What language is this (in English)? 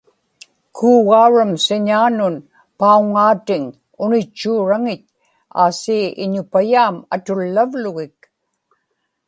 Inupiaq